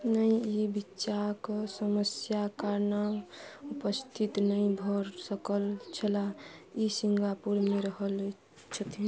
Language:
Maithili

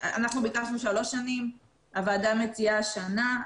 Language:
Hebrew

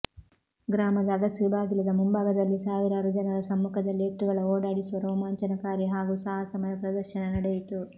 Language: Kannada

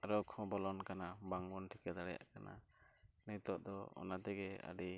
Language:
Santali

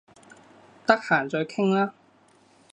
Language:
Cantonese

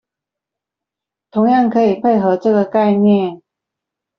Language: Chinese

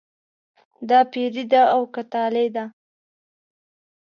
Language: Pashto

